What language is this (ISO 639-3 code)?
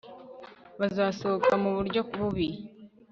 kin